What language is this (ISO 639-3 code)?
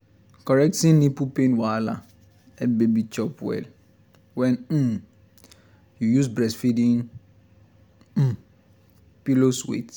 pcm